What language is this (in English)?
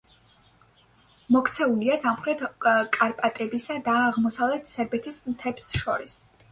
Georgian